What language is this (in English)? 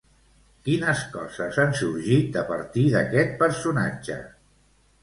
Catalan